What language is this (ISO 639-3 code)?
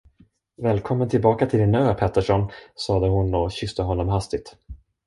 swe